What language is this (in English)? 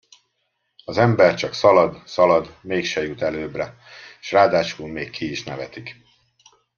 Hungarian